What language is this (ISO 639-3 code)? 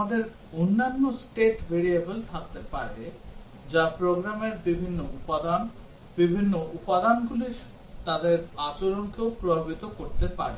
ben